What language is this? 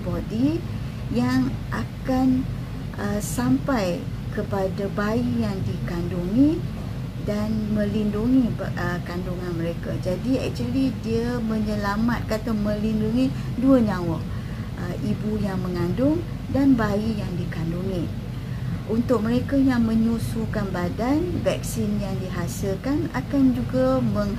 Malay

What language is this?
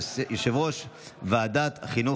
Hebrew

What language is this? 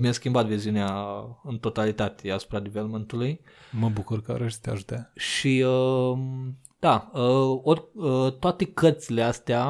Romanian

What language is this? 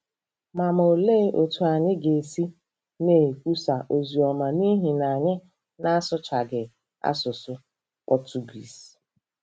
Igbo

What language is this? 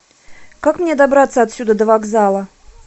Russian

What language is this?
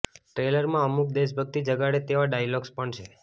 Gujarati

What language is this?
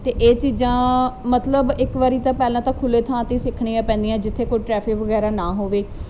Punjabi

